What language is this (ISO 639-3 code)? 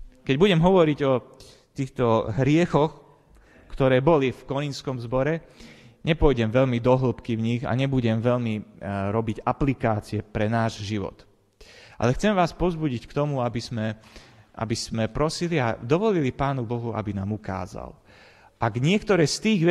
slk